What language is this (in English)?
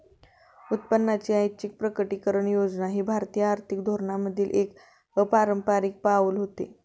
Marathi